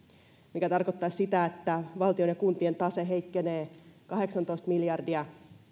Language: Finnish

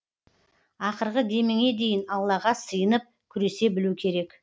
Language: Kazakh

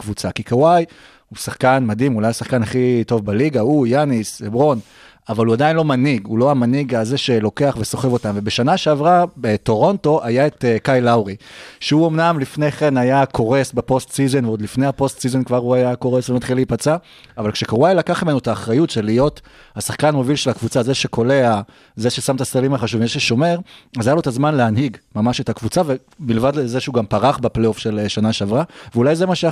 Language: Hebrew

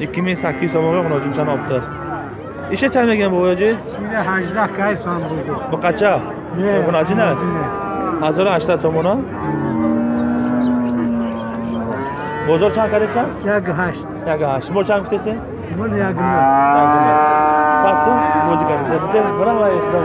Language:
Tajik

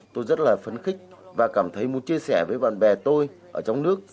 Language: Vietnamese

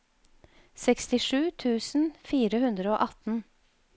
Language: Norwegian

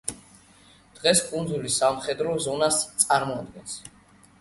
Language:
Georgian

